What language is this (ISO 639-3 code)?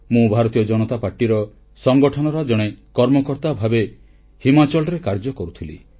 ori